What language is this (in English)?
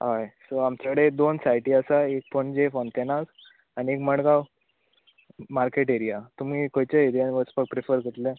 Konkani